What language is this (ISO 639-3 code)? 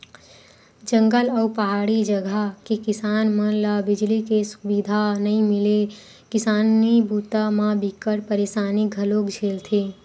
hne